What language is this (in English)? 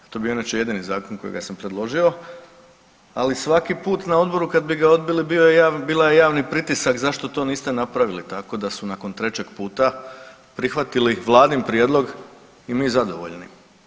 Croatian